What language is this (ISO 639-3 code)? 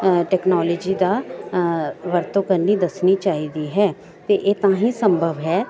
pan